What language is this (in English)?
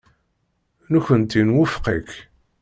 Kabyle